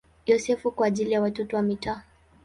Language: Swahili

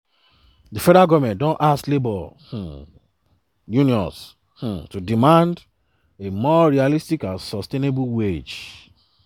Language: Nigerian Pidgin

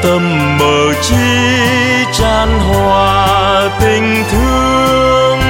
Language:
Vietnamese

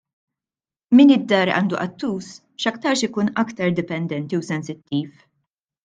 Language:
Maltese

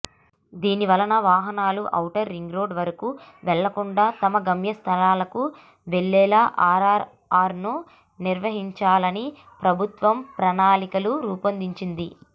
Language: Telugu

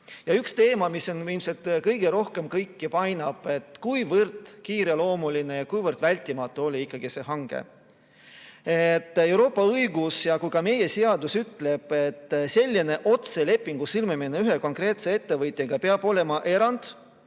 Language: Estonian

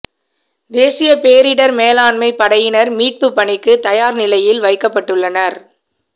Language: Tamil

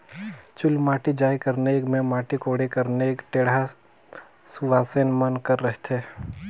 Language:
Chhattisgarhi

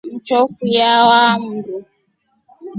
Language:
Rombo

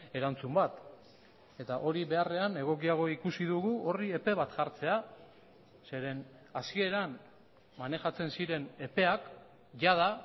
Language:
Basque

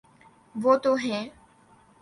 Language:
Urdu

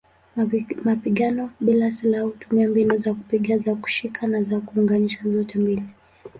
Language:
Swahili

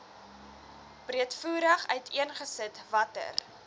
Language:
Afrikaans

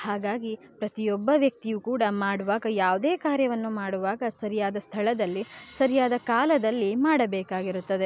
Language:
Kannada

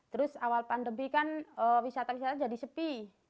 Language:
Indonesian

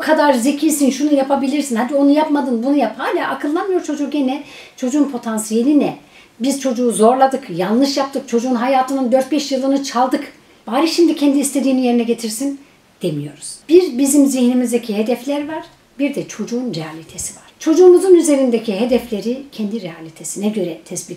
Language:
Turkish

